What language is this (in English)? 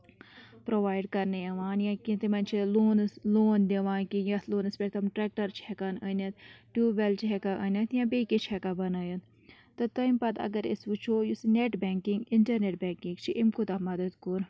Kashmiri